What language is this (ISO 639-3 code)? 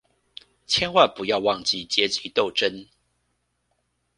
zho